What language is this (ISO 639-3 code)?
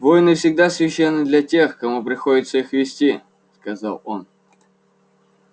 rus